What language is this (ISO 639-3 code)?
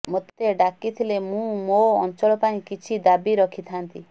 ori